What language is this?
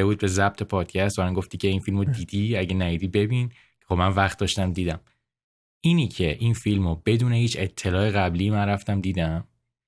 Persian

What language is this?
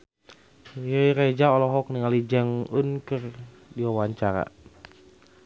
Sundanese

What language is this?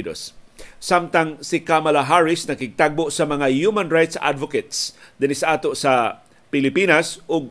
Filipino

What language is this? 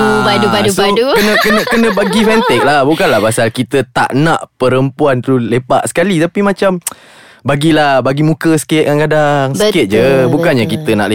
Malay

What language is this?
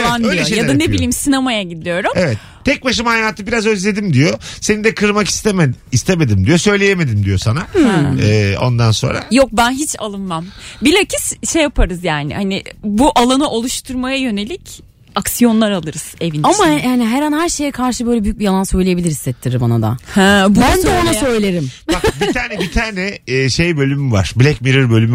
Turkish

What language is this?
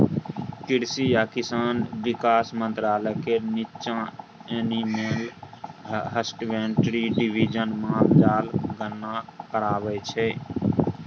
Maithili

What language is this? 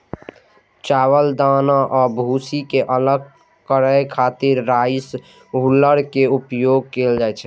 Maithili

